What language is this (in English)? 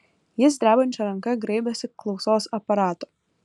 Lithuanian